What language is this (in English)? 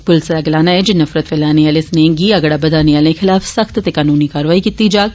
Dogri